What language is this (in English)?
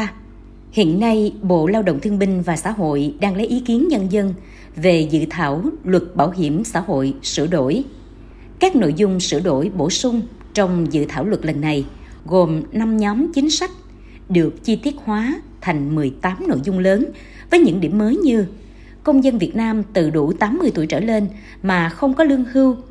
Vietnamese